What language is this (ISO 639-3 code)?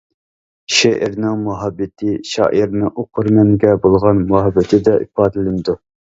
uig